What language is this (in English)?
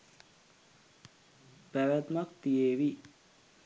Sinhala